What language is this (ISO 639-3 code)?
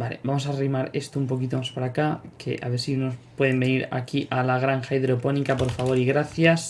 spa